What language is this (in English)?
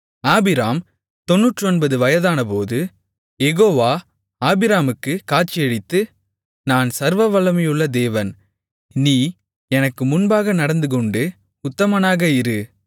Tamil